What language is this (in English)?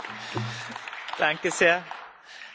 German